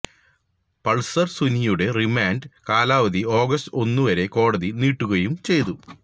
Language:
Malayalam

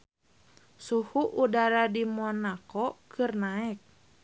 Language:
Sundanese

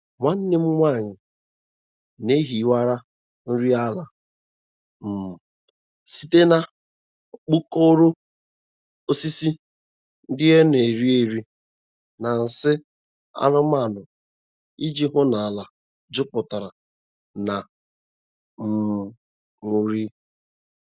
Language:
Igbo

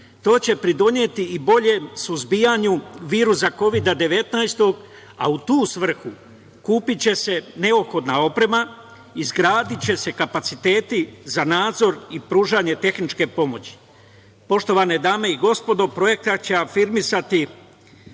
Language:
Serbian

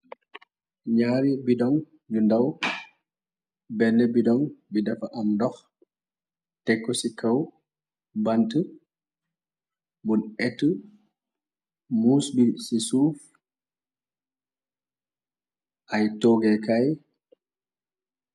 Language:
Wolof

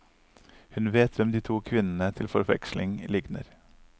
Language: Norwegian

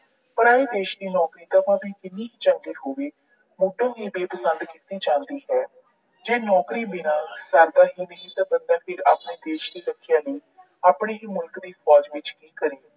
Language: Punjabi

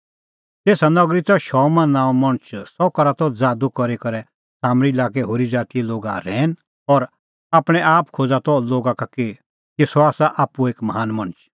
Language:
Kullu Pahari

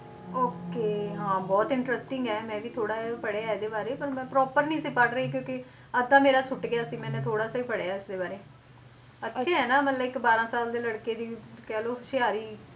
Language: Punjabi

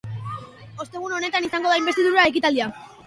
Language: Basque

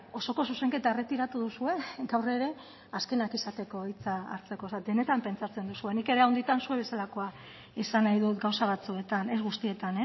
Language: Basque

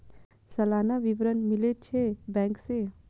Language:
Maithili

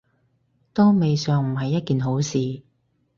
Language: Cantonese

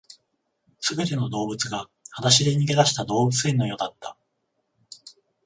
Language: Japanese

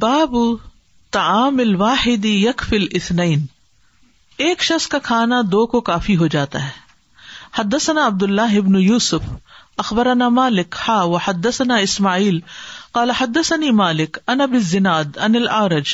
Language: Urdu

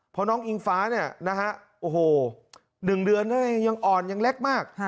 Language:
Thai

